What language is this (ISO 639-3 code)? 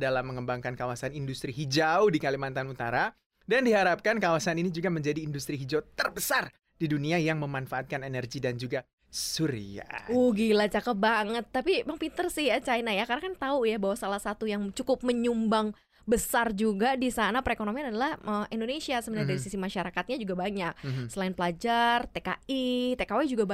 ind